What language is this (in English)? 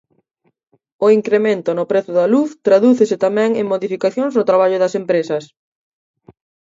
Galician